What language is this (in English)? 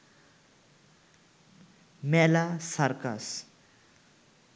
Bangla